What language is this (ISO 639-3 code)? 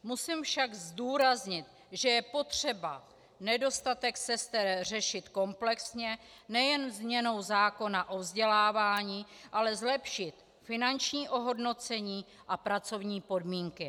ces